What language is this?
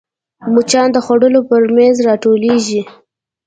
Pashto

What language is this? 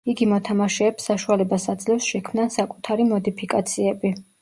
Georgian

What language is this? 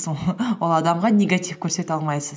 Kazakh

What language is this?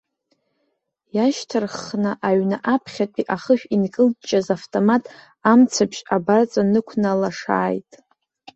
Abkhazian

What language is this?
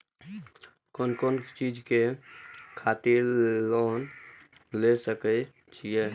Maithili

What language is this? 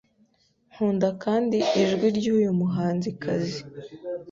Kinyarwanda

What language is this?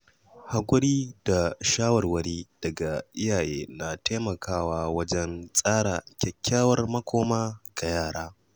Hausa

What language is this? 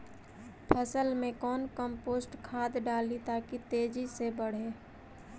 Magahi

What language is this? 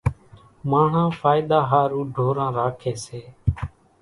Kachi Koli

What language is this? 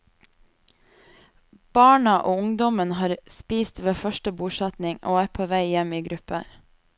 Norwegian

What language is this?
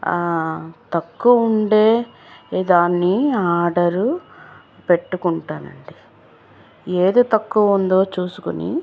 Telugu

